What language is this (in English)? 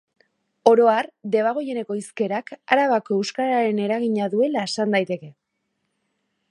Basque